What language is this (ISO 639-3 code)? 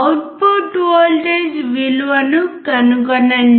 tel